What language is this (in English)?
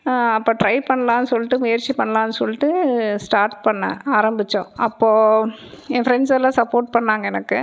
Tamil